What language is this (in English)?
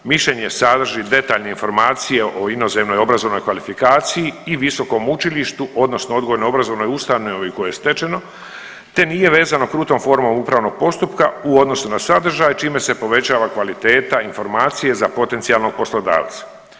Croatian